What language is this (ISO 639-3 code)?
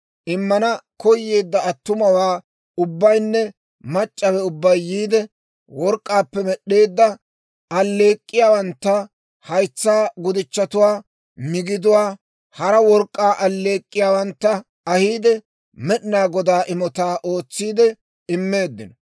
dwr